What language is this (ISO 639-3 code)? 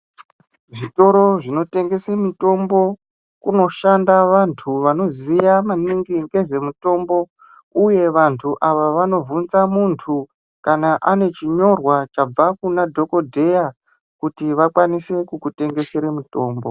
ndc